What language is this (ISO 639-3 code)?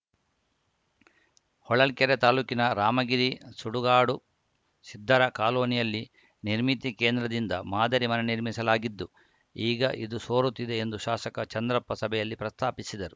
kan